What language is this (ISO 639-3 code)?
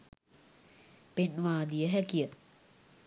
sin